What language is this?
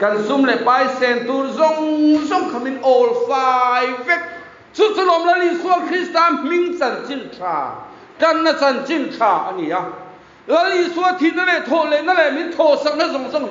Thai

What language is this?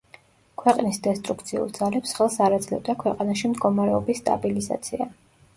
Georgian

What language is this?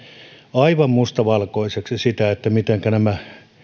Finnish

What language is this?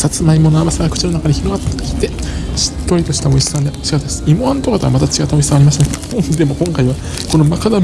Japanese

